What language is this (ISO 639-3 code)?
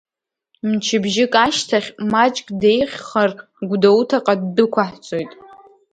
abk